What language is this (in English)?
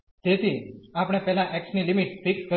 Gujarati